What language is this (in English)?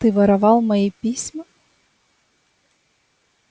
Russian